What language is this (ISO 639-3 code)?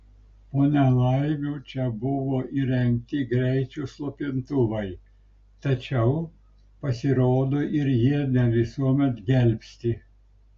lit